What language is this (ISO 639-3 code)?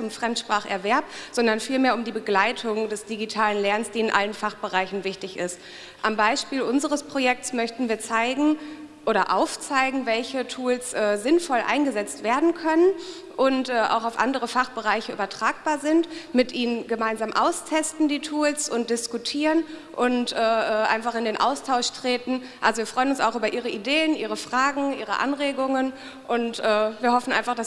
deu